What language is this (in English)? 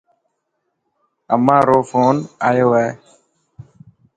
Dhatki